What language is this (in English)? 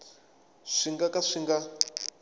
Tsonga